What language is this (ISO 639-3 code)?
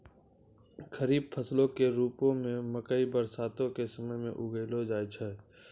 mai